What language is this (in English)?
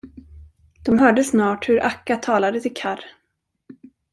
Swedish